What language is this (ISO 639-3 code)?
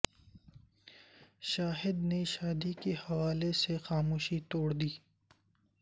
urd